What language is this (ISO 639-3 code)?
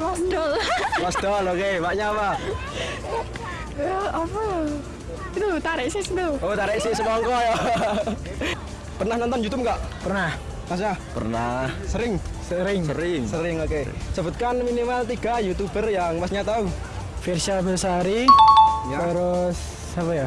ind